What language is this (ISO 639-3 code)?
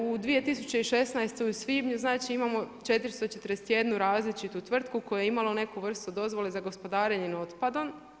hrv